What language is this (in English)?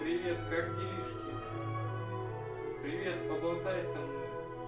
Russian